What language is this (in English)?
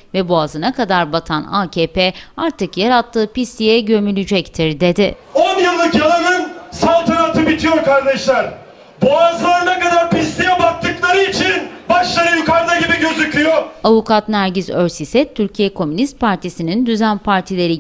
Turkish